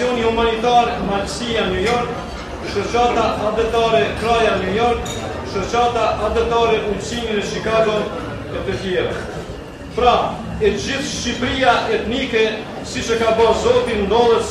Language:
Romanian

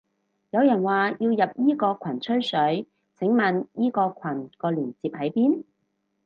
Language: Cantonese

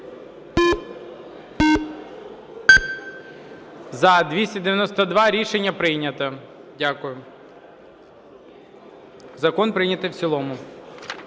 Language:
Ukrainian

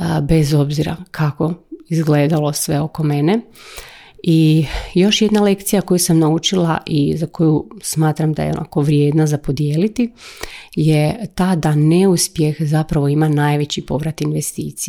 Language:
Croatian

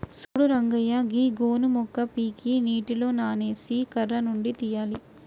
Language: Telugu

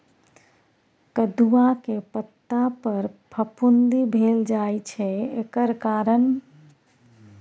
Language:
Maithili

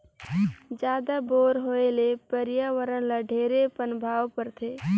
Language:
Chhattisgarhi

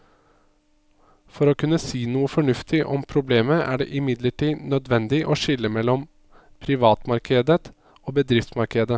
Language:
Norwegian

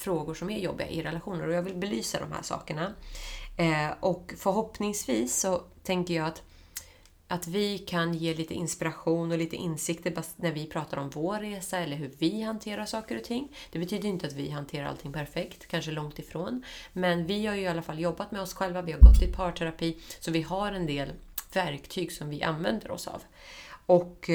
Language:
Swedish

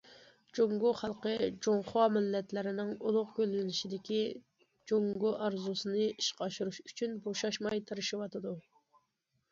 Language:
Uyghur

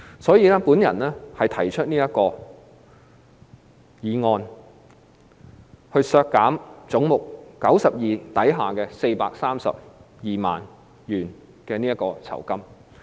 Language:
Cantonese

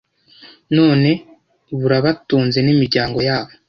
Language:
Kinyarwanda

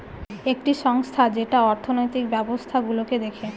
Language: Bangla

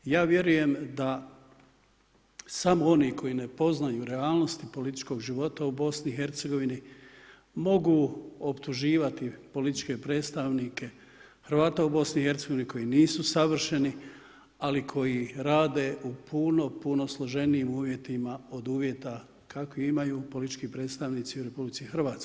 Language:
Croatian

